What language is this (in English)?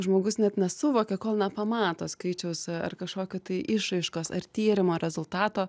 Lithuanian